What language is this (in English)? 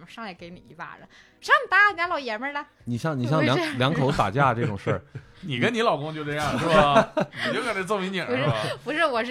Chinese